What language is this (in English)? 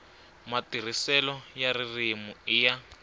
Tsonga